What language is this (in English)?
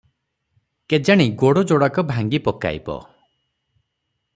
Odia